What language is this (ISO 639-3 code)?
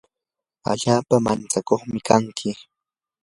qur